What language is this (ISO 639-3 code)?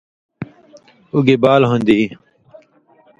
mvy